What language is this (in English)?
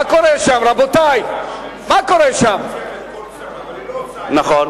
Hebrew